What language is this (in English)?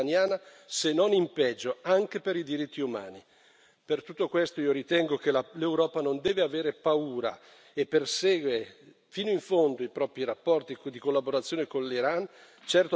Italian